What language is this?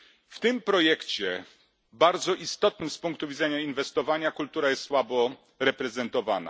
Polish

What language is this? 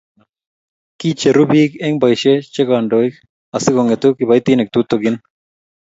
Kalenjin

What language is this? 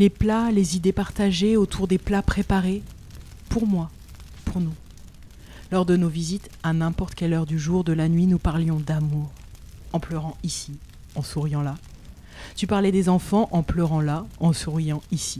French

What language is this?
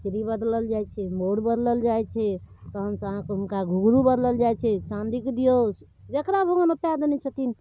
Maithili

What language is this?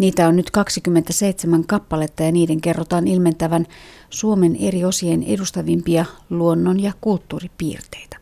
Finnish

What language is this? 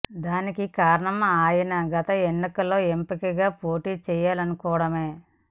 Telugu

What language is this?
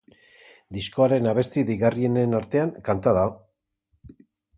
Basque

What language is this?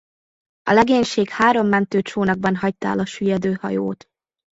Hungarian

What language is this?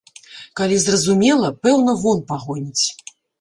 Belarusian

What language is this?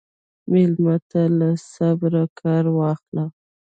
Pashto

